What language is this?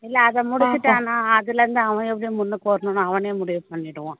Tamil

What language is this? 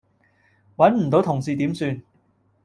Cantonese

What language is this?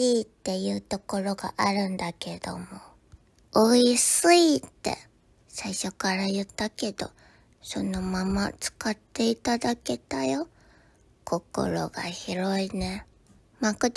Japanese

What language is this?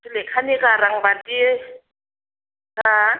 Bodo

